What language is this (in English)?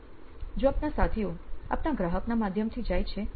Gujarati